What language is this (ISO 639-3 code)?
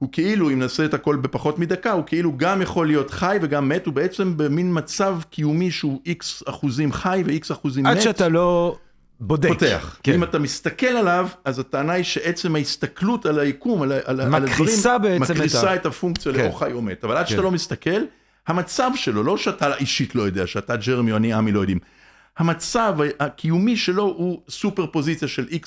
heb